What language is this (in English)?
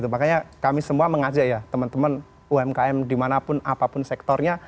Indonesian